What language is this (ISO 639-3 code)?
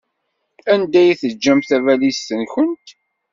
kab